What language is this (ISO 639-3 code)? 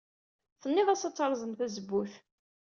kab